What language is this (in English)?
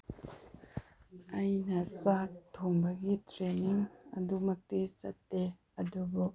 Manipuri